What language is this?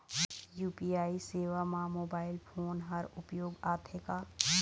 Chhattisgarhi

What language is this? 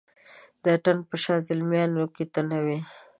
Pashto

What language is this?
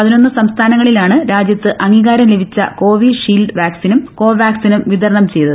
Malayalam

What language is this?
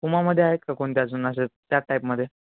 Marathi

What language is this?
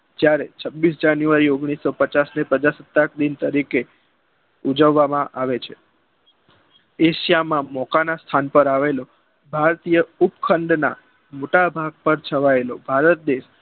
Gujarati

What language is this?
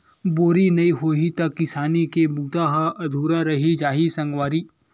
Chhattisgarhi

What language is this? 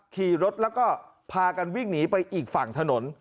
Thai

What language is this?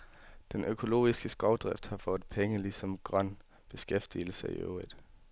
Danish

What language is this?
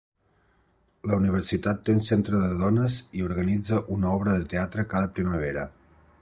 Catalan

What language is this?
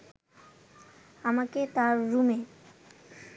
Bangla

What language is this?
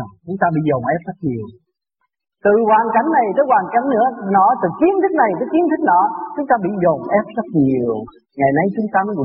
Vietnamese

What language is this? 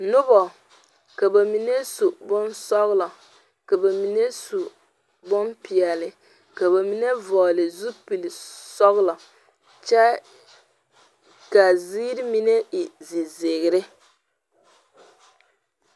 Southern Dagaare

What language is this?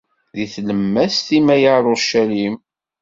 Kabyle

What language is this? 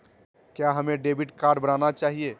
Magahi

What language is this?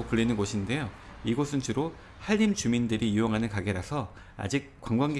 Korean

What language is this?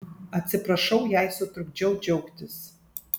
Lithuanian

